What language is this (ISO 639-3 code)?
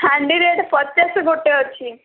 ori